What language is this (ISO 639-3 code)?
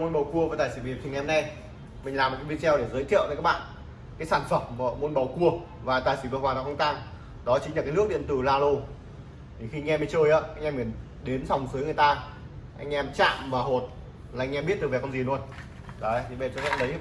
vie